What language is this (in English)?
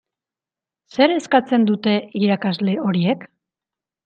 Basque